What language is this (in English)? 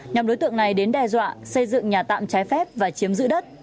Vietnamese